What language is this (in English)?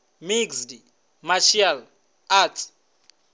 Venda